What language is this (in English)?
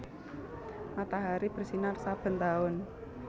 Javanese